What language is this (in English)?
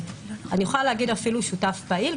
Hebrew